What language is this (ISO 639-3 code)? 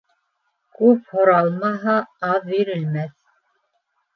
bak